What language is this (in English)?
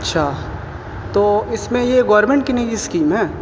Urdu